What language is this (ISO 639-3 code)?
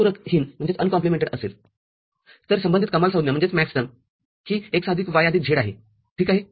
mar